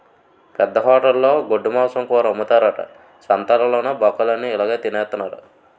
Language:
Telugu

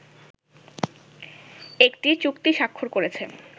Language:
Bangla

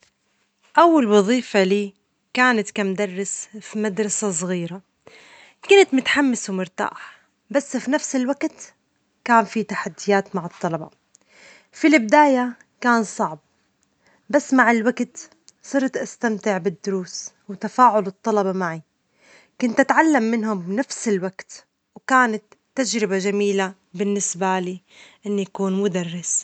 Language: Omani Arabic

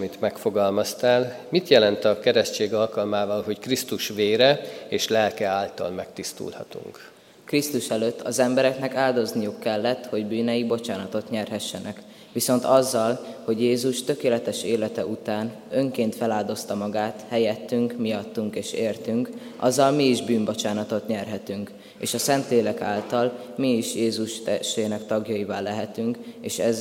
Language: Hungarian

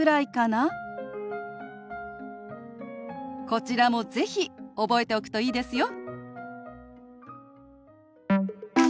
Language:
Japanese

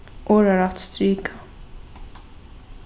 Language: Faroese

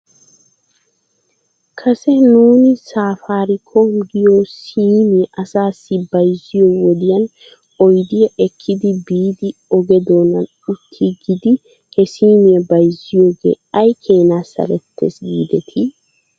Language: Wolaytta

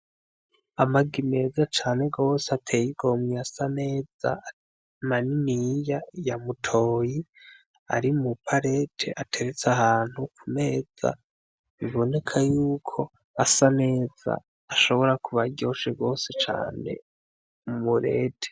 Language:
Rundi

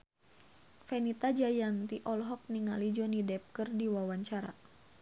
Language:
Sundanese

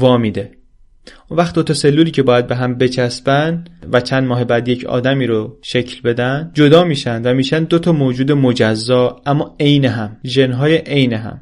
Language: Persian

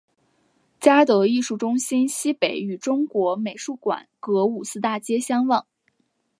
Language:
Chinese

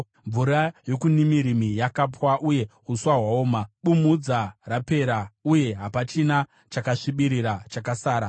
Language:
Shona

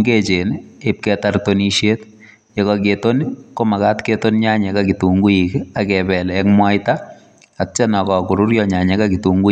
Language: Kalenjin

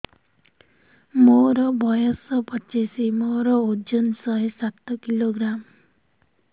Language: Odia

